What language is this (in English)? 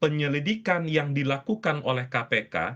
Indonesian